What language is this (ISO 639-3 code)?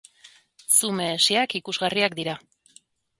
eus